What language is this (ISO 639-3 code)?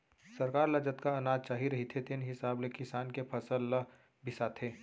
hne